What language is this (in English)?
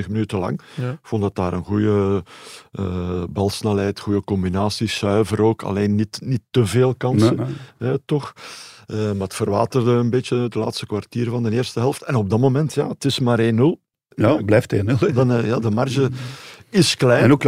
Dutch